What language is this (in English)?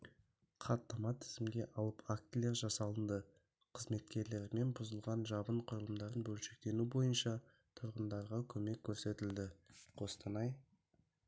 Kazakh